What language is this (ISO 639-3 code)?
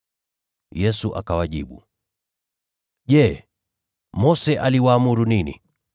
swa